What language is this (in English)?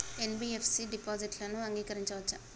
Telugu